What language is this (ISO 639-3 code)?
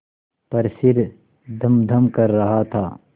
hin